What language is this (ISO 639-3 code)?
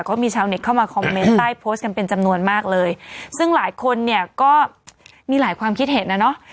tha